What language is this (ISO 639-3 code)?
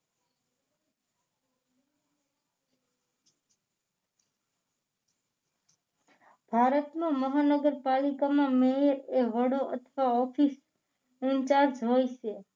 guj